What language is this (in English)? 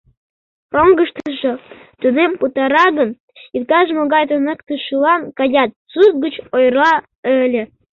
Mari